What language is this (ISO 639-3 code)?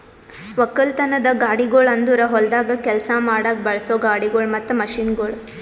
kan